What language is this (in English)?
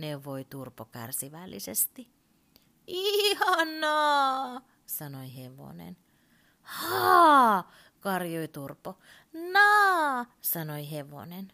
Finnish